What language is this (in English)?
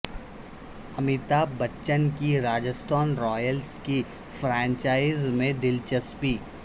Urdu